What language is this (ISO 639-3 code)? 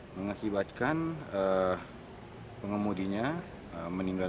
ind